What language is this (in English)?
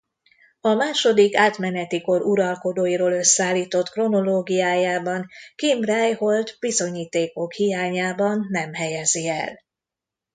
Hungarian